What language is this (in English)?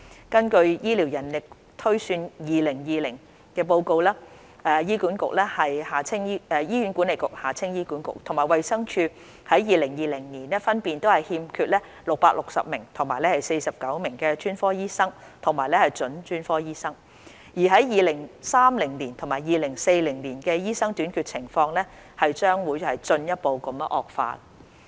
Cantonese